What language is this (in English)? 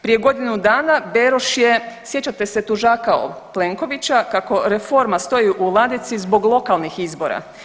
Croatian